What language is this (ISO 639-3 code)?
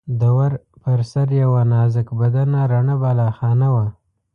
pus